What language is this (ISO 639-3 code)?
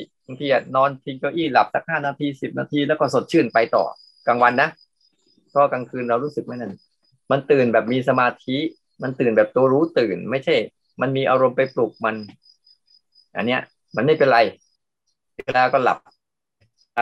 tha